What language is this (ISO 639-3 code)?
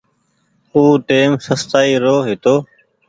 gig